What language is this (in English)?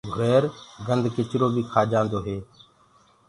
Gurgula